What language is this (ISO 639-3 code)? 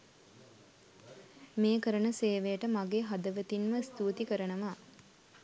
sin